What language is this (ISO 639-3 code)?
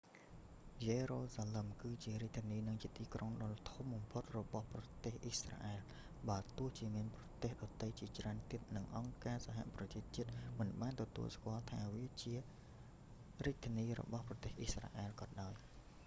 khm